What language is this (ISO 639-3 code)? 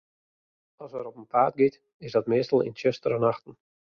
fry